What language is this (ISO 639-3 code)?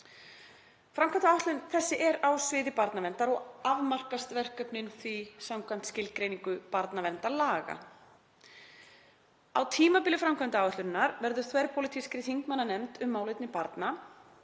isl